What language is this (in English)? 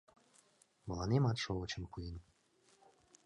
Mari